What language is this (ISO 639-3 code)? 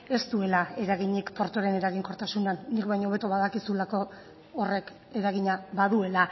eus